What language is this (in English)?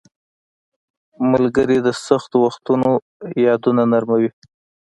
Pashto